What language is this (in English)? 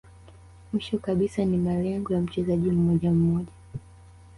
Swahili